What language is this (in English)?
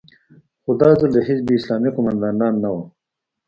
Pashto